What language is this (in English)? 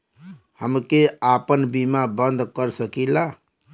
Bhojpuri